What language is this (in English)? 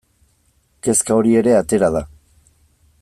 Basque